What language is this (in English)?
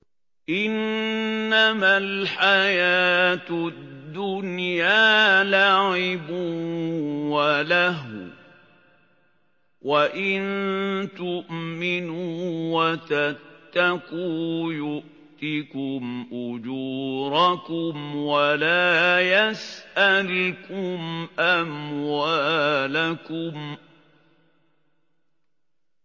Arabic